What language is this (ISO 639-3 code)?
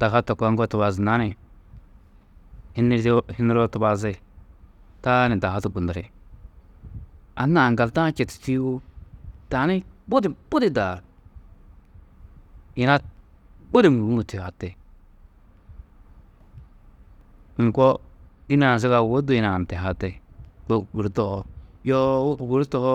tuq